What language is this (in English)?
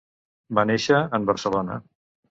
Catalan